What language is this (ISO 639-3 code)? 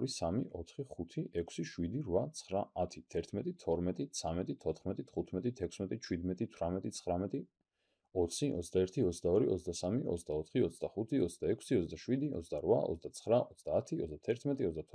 tur